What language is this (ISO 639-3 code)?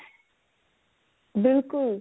pan